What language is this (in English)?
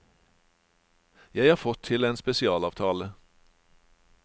Norwegian